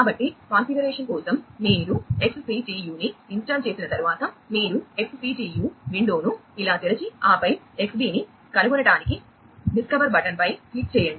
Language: Telugu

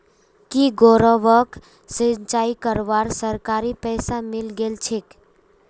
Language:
Magahi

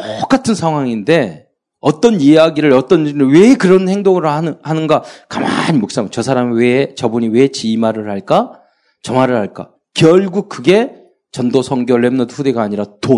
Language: Korean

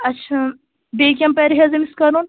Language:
Kashmiri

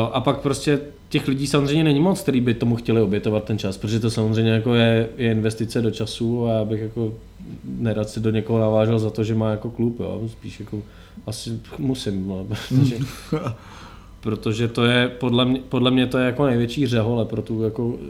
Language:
Czech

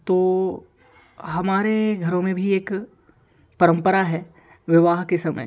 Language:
Hindi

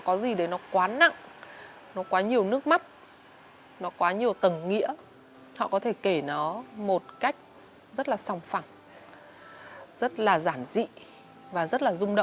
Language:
Vietnamese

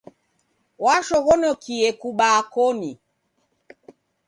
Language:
Taita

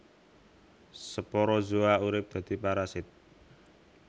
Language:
Javanese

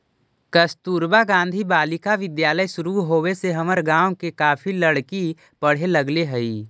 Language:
Magahi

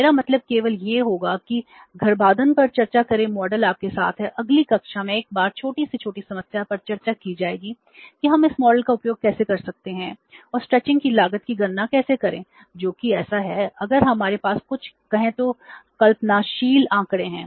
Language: Hindi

